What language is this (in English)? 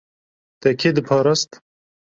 Kurdish